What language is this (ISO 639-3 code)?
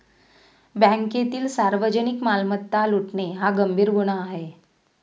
mar